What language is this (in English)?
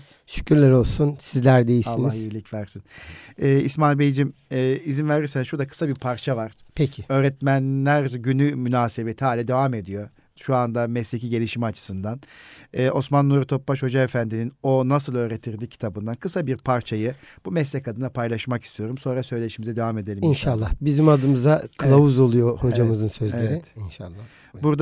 Turkish